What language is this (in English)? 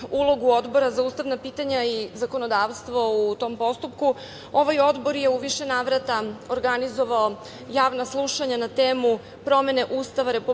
Serbian